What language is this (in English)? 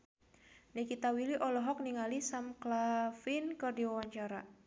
Sundanese